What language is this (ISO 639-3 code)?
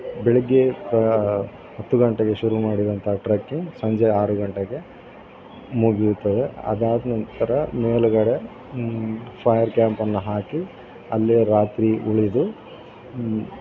kan